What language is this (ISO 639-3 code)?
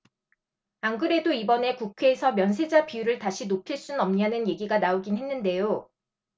kor